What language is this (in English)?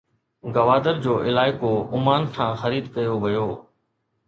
Sindhi